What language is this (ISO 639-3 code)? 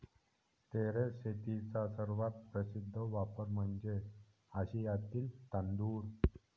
mar